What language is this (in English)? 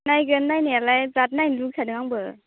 Bodo